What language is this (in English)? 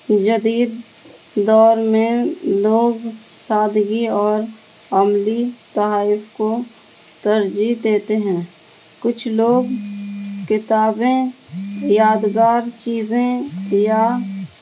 Urdu